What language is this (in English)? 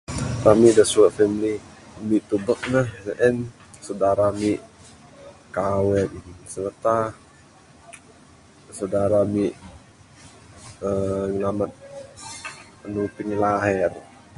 Bukar-Sadung Bidayuh